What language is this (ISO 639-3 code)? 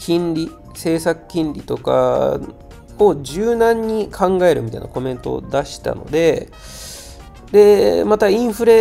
jpn